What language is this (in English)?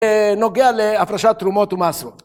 Hebrew